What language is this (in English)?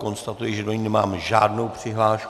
Czech